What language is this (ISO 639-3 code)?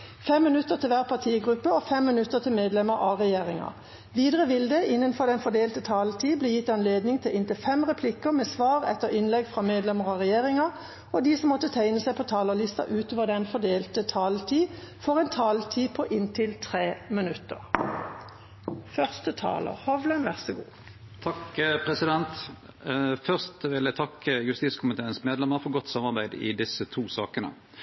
nob